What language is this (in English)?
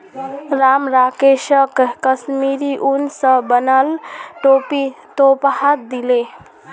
Magahi